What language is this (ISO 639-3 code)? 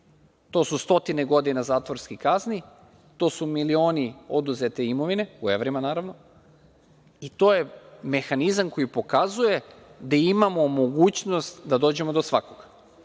srp